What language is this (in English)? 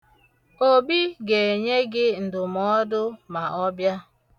Igbo